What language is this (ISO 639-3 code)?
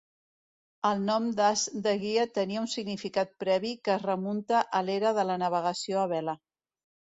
cat